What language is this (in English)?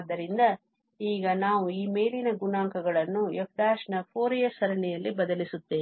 Kannada